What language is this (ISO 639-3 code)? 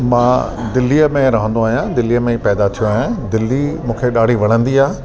snd